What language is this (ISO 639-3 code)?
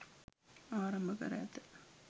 sin